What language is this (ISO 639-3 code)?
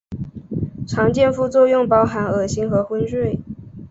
zho